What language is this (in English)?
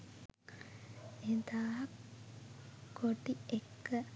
Sinhala